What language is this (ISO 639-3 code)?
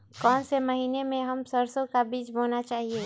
mag